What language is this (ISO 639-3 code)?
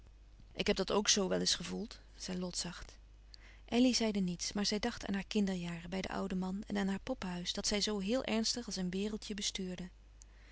nld